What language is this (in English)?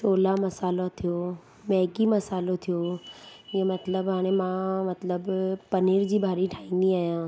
Sindhi